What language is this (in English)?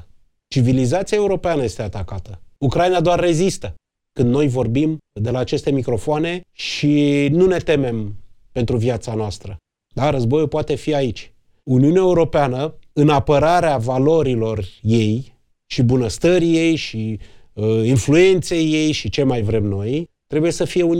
Romanian